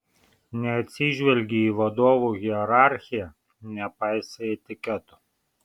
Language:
Lithuanian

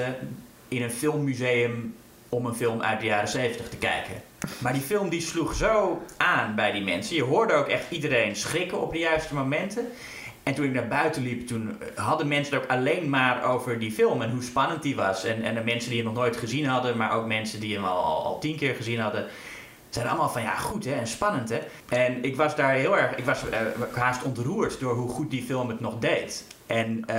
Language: Dutch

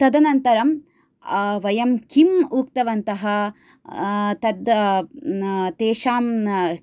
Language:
Sanskrit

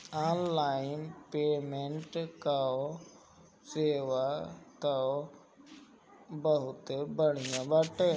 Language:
Bhojpuri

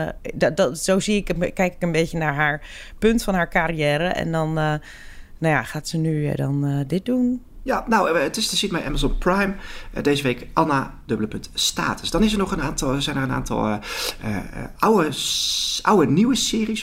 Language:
Dutch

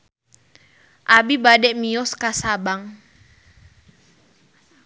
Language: Sundanese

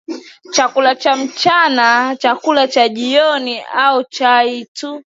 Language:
Swahili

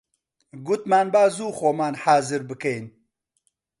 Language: Central Kurdish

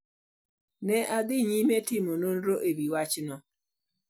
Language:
Luo (Kenya and Tanzania)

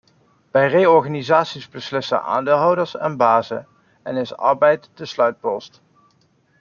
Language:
Dutch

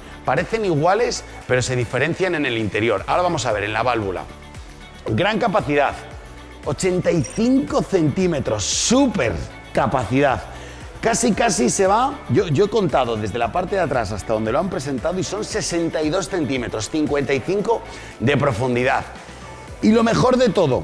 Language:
Spanish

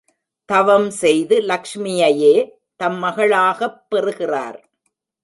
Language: Tamil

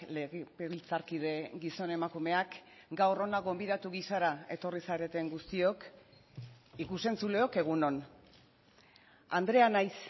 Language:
Basque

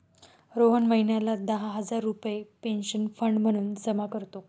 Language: Marathi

